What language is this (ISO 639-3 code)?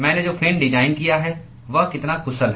hin